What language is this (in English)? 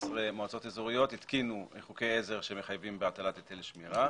Hebrew